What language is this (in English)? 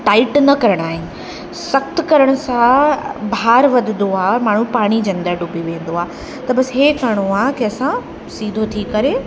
Sindhi